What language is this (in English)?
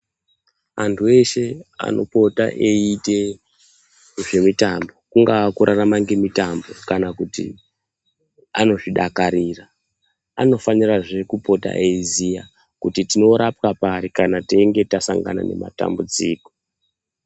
Ndau